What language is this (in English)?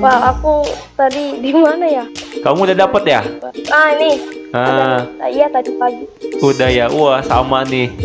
Indonesian